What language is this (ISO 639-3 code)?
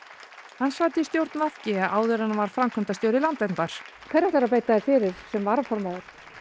isl